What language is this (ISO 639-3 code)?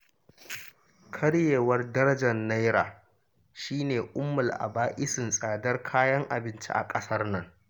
hau